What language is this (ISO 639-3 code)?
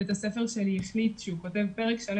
heb